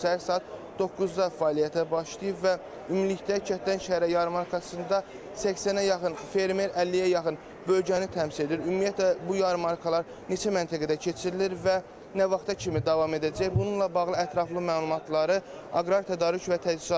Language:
Turkish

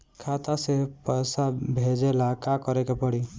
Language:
Bhojpuri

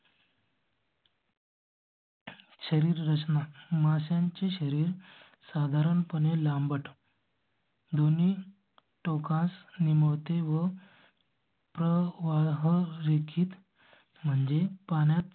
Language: Marathi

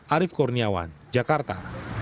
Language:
Indonesian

